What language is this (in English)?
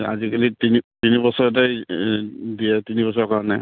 Assamese